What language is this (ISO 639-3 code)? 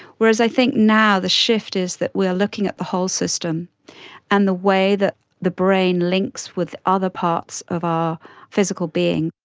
eng